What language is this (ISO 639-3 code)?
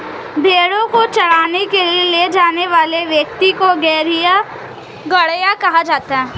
hin